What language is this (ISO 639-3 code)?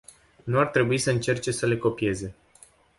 ron